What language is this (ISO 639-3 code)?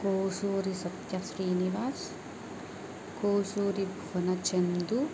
tel